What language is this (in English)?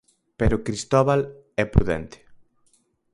Galician